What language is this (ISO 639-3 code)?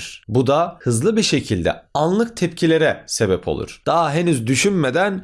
tur